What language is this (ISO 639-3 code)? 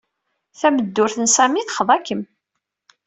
kab